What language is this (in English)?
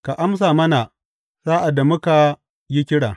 Hausa